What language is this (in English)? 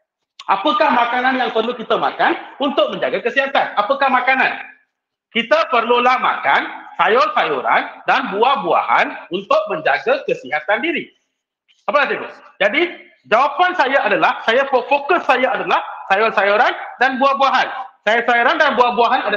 Malay